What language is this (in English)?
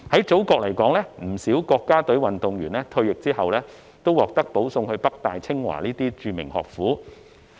Cantonese